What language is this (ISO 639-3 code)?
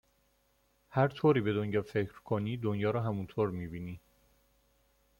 fas